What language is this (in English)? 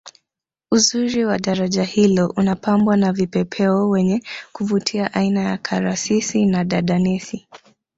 Swahili